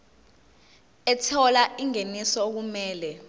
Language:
Zulu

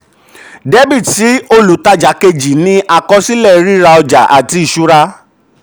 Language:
Yoruba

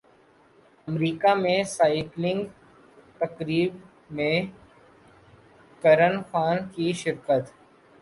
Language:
Urdu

